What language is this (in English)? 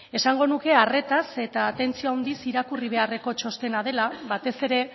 Basque